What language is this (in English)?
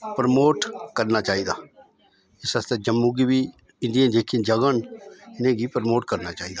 Dogri